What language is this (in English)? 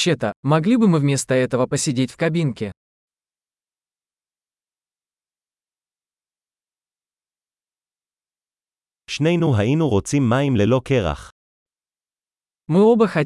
Hebrew